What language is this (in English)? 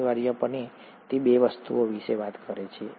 Gujarati